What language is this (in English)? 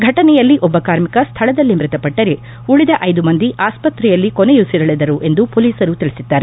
Kannada